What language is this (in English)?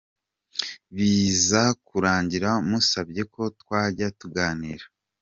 Kinyarwanda